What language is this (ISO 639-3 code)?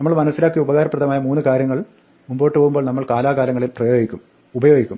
mal